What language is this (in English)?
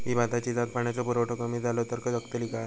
Marathi